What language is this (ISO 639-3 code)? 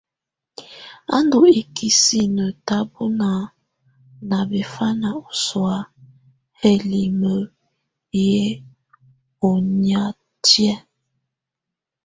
tvu